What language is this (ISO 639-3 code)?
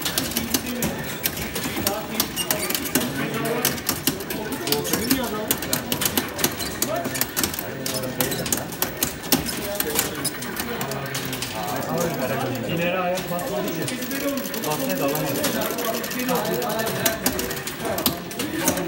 tur